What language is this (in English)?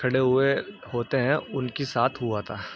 Urdu